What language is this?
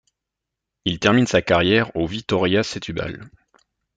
French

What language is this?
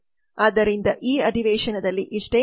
Kannada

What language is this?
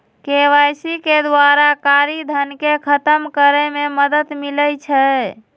Magahi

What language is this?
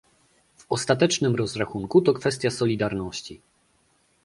Polish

